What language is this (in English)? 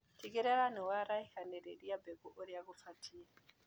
Kikuyu